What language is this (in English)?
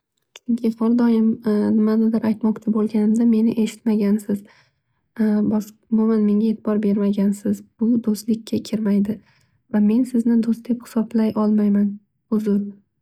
Uzbek